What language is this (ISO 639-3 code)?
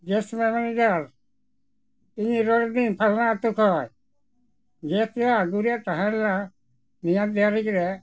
sat